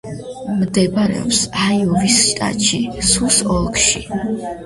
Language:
Georgian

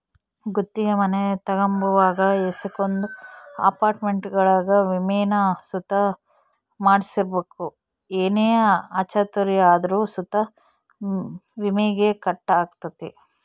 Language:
Kannada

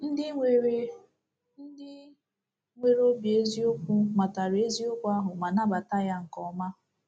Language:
Igbo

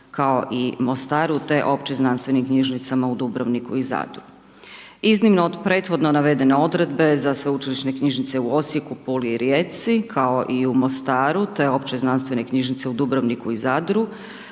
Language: Croatian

